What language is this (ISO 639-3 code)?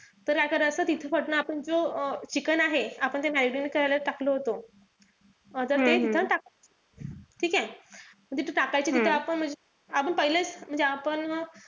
mar